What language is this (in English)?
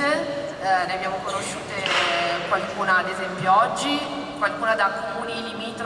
Italian